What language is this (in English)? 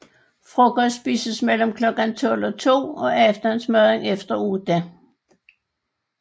Danish